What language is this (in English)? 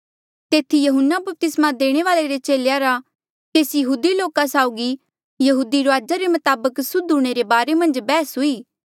Mandeali